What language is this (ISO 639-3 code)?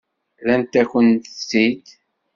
kab